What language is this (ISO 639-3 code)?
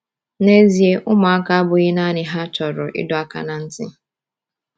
ibo